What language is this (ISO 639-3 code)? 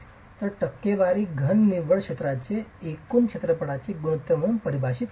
mar